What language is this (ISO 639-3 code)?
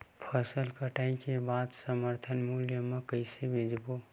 hne